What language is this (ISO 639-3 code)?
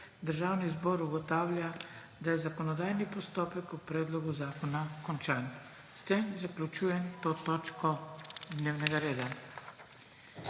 slv